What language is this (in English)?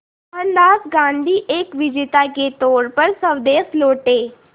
Hindi